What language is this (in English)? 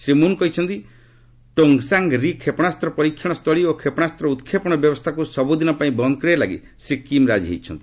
Odia